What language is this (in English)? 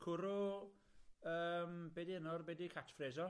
Welsh